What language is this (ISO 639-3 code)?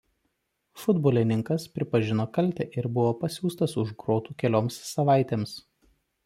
lit